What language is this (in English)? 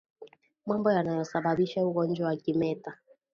Swahili